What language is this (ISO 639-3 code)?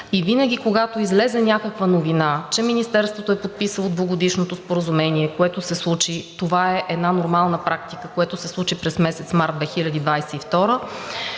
bul